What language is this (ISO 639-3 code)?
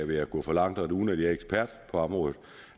dan